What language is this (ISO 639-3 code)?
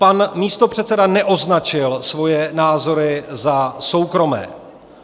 ces